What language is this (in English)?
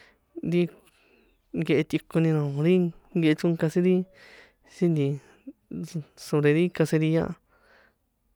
San Juan Atzingo Popoloca